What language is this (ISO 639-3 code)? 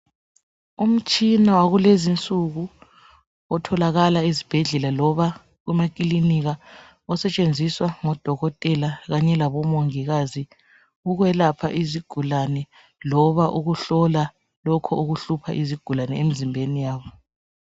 nde